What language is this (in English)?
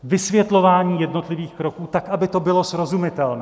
Czech